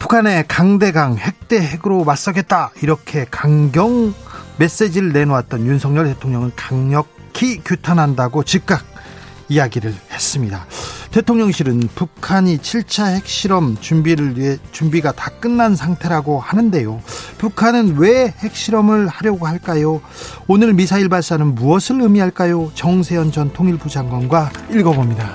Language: Korean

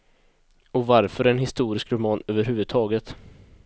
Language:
Swedish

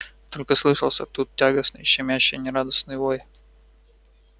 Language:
Russian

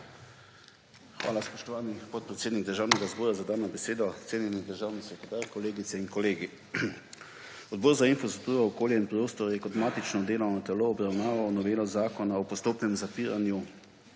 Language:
Slovenian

